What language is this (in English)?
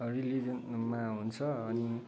Nepali